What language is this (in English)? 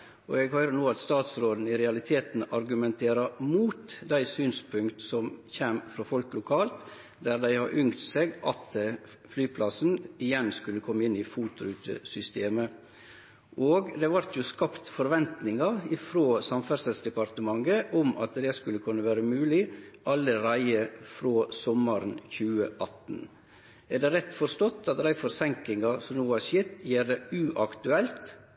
Norwegian Nynorsk